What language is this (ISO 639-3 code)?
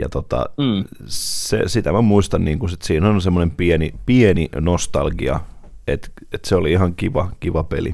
fin